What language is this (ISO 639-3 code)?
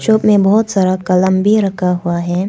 hin